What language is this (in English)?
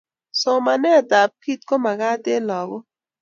Kalenjin